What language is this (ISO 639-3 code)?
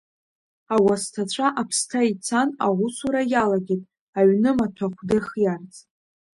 abk